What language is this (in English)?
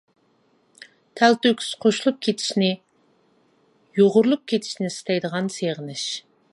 Uyghur